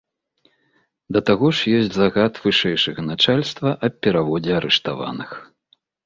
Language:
Belarusian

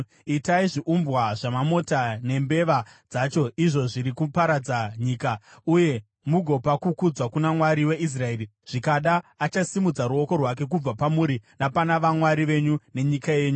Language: Shona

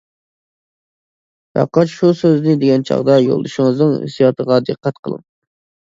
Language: Uyghur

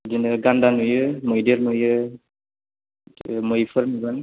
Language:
Bodo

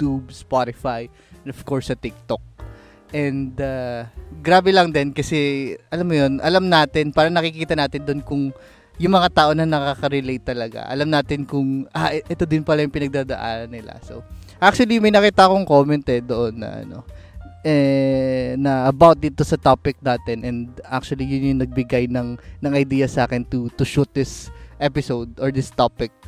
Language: Filipino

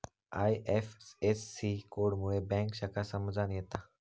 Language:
Marathi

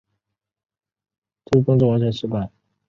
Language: Chinese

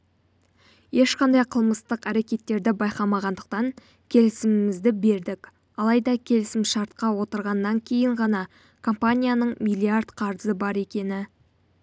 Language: Kazakh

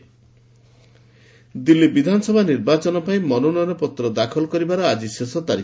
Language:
Odia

